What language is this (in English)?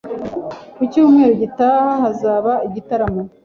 Kinyarwanda